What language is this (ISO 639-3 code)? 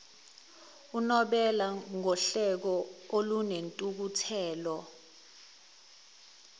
zul